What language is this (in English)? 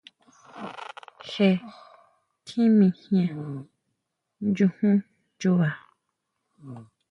Huautla Mazatec